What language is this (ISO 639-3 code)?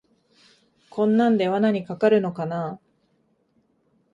jpn